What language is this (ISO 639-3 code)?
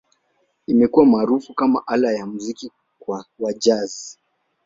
swa